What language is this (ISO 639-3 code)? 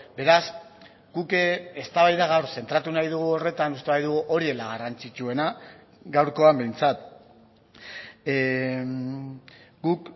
eus